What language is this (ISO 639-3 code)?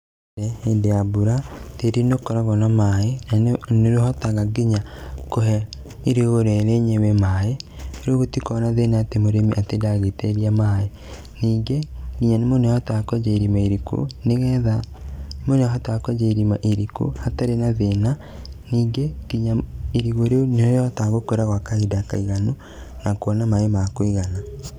kik